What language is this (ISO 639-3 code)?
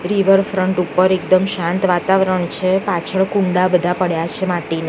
guj